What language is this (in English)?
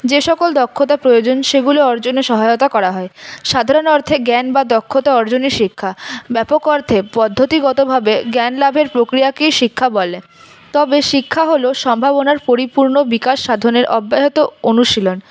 Bangla